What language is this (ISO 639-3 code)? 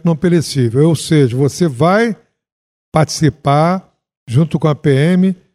por